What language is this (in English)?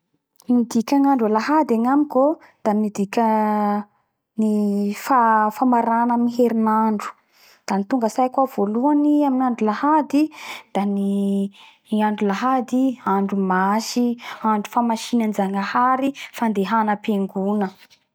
Bara Malagasy